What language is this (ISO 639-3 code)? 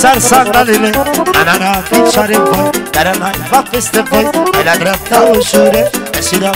ron